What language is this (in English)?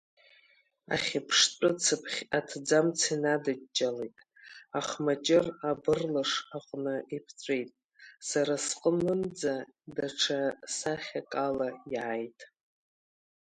Abkhazian